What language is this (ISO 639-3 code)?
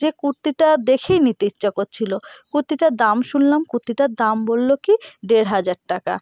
ben